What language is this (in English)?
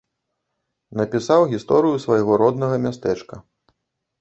Belarusian